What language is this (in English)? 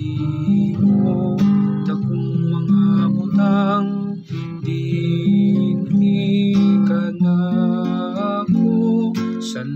Filipino